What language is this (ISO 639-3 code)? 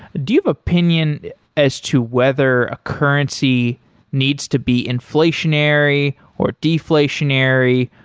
eng